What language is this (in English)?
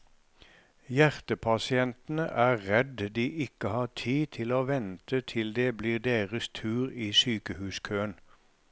Norwegian